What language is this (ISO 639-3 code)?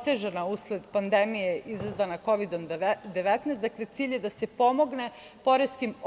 srp